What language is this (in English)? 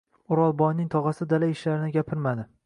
Uzbek